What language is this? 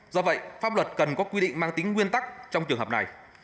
Vietnamese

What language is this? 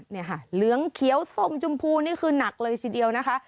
Thai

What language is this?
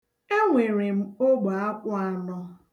Igbo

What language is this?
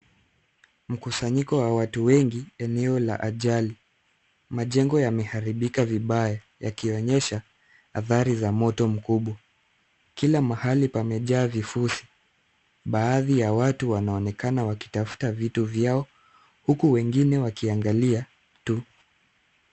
Swahili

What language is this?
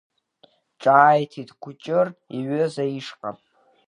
Abkhazian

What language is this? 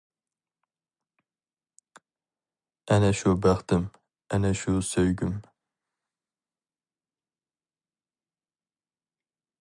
Uyghur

